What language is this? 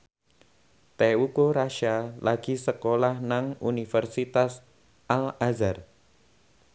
Javanese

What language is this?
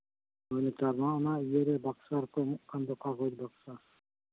Santali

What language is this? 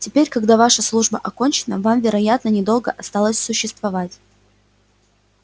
Russian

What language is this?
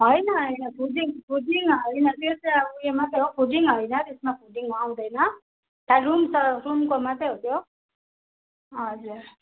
Nepali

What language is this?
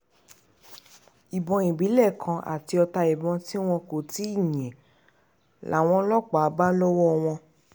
Yoruba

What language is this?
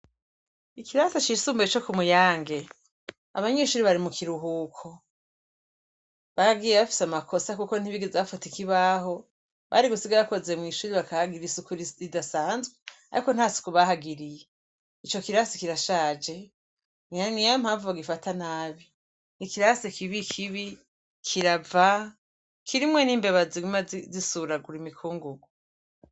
Rundi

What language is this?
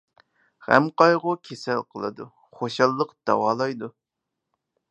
Uyghur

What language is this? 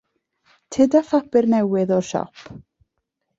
Welsh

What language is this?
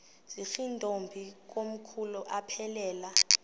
Xhosa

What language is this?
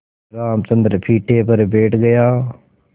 Hindi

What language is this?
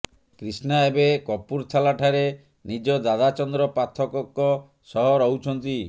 Odia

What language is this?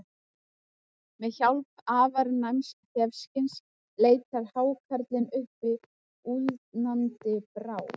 Icelandic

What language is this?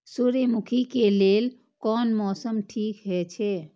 Maithili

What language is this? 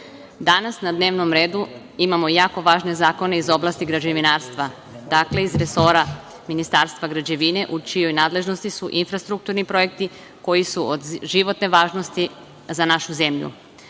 Serbian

